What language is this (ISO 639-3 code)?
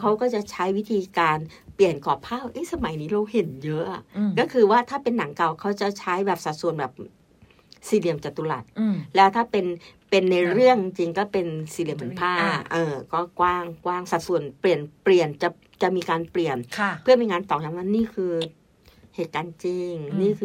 tha